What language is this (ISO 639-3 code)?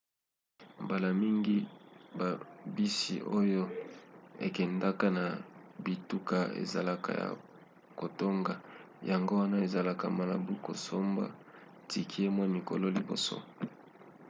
lin